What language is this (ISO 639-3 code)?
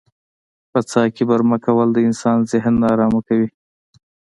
pus